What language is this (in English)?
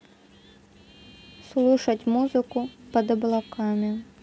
Russian